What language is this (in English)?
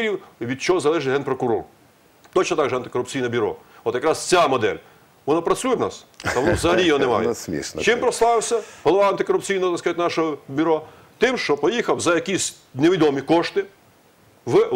Ukrainian